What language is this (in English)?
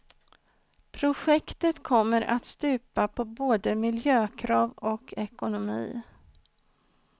Swedish